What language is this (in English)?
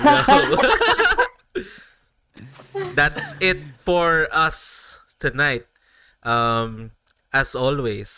Filipino